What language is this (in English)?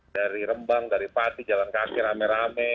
Indonesian